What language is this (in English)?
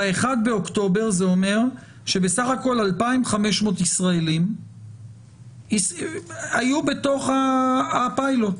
Hebrew